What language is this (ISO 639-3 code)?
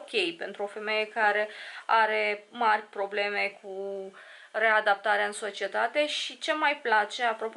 ron